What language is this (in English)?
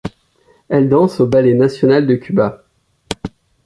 French